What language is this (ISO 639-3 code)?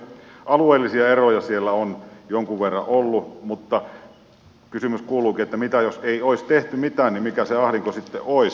fin